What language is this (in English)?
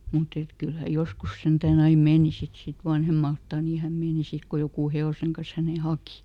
Finnish